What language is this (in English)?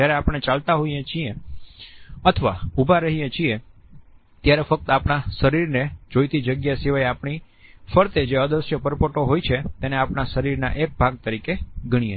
Gujarati